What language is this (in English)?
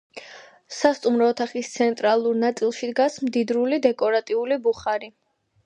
Georgian